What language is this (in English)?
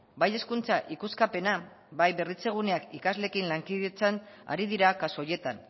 Basque